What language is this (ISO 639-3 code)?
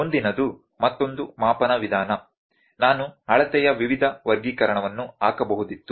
kan